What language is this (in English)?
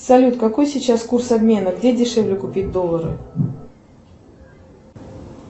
Russian